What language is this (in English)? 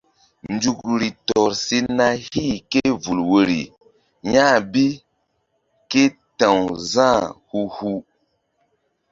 Mbum